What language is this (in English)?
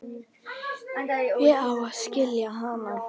Icelandic